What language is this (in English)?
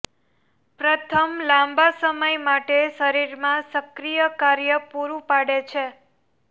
Gujarati